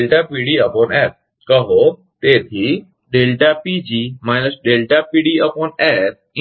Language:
Gujarati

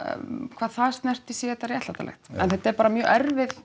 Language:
Icelandic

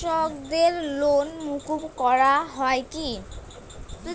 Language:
Bangla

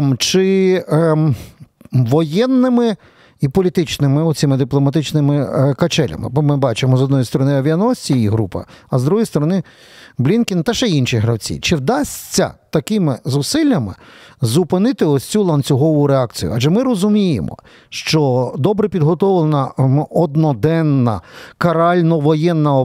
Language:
Ukrainian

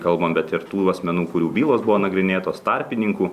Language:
Lithuanian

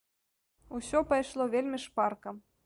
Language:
Belarusian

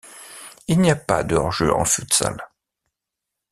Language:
French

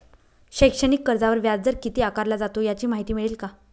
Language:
Marathi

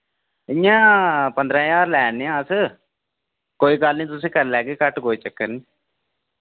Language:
Dogri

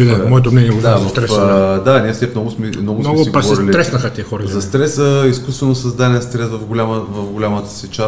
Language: Bulgarian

